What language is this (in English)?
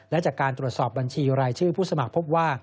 Thai